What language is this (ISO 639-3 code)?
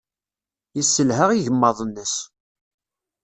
kab